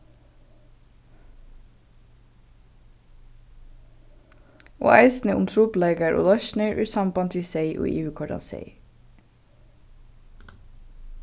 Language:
Faroese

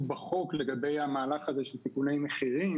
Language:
Hebrew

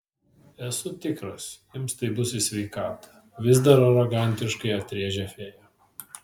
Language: Lithuanian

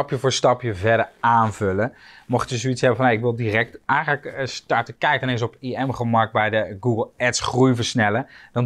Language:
Dutch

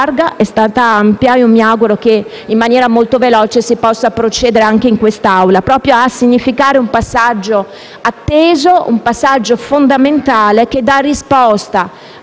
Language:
Italian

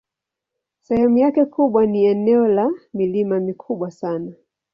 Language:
Swahili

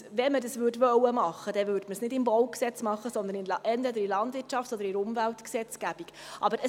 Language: Swiss German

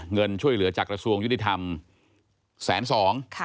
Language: Thai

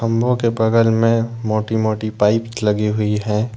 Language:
Hindi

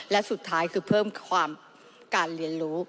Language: Thai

